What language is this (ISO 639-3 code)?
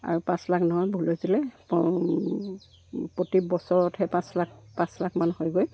asm